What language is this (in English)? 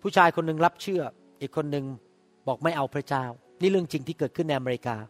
Thai